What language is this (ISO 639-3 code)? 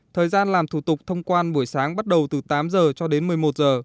vie